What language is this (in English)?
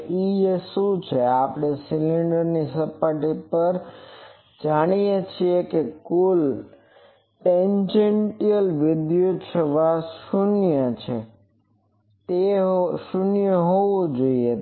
Gujarati